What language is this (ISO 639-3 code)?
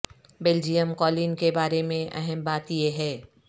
urd